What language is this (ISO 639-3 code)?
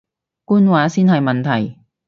yue